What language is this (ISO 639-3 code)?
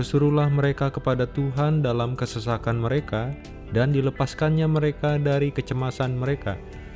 ind